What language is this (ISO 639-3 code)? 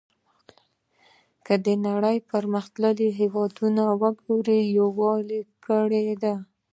pus